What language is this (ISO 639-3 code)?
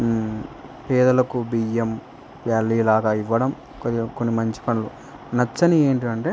tel